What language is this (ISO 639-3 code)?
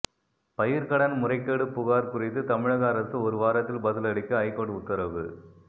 tam